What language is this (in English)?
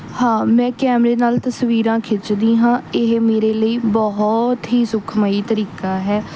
Punjabi